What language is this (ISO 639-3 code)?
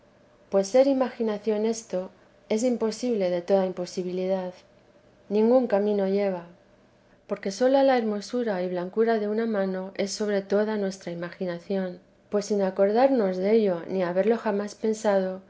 spa